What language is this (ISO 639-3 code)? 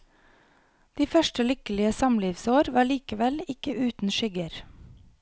nor